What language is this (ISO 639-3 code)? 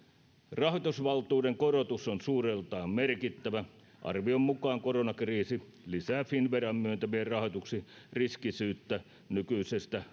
fin